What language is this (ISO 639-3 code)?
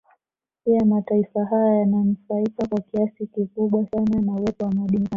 swa